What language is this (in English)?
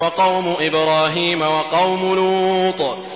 Arabic